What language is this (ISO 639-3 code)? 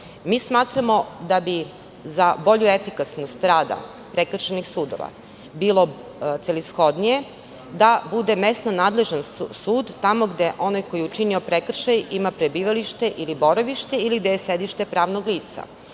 srp